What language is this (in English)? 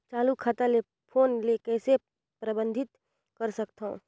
Chhattisgarhi